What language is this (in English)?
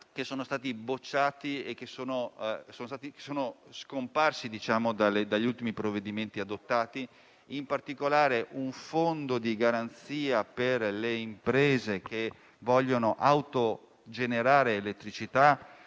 Italian